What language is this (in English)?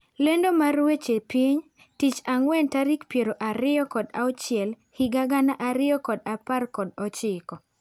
Luo (Kenya and Tanzania)